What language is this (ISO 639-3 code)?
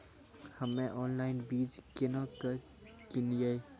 mai